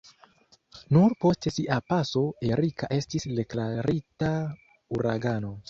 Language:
Esperanto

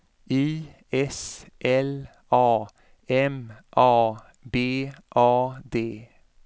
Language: Swedish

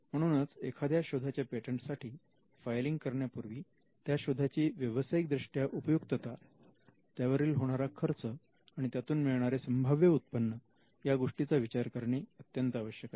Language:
Marathi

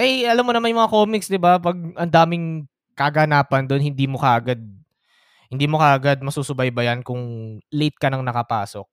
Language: Filipino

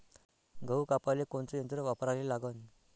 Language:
Marathi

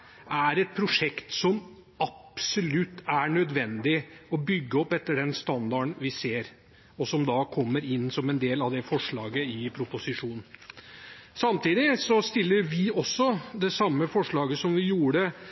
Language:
Norwegian Bokmål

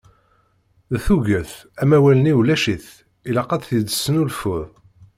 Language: Kabyle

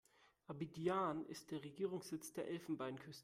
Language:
German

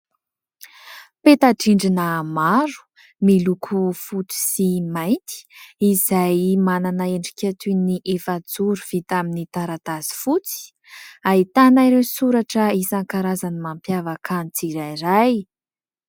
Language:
Malagasy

